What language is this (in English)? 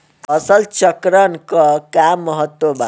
Bhojpuri